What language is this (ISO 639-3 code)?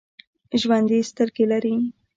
pus